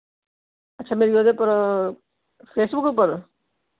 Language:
Dogri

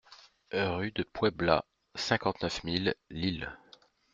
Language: French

